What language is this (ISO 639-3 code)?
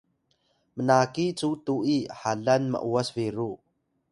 tay